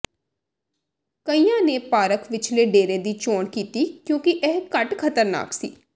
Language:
Punjabi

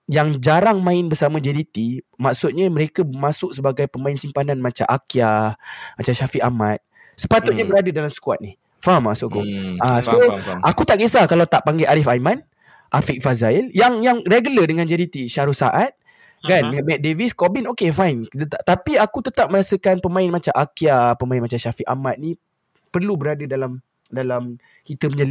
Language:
Malay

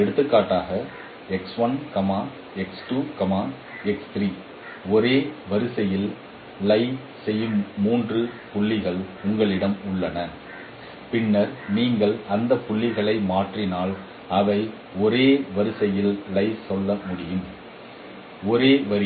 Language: Tamil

